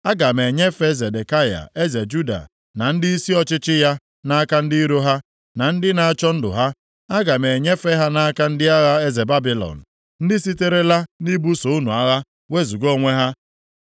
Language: Igbo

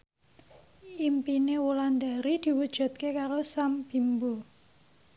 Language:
Javanese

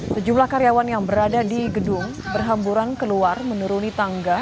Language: Indonesian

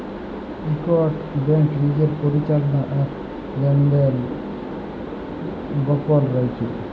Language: Bangla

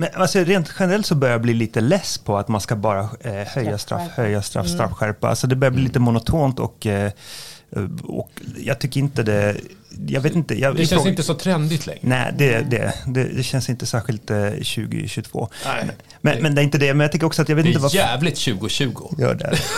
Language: Swedish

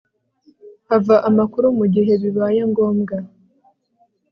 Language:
Kinyarwanda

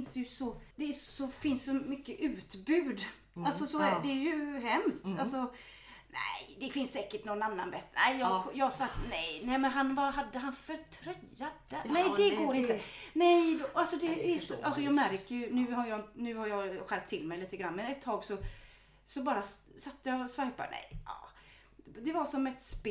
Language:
Swedish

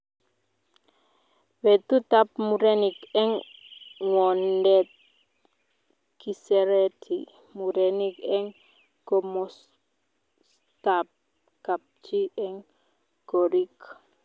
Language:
Kalenjin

